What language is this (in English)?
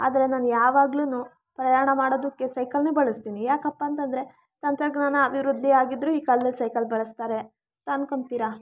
Kannada